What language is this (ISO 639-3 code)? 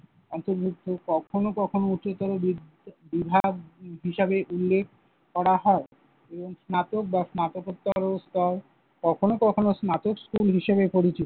ben